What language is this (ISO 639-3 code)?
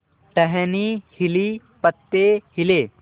hin